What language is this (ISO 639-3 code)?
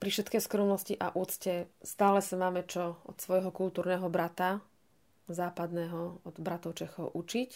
slk